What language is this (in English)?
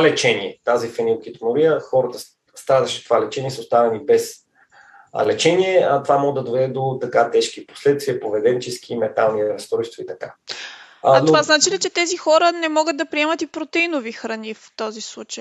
Bulgarian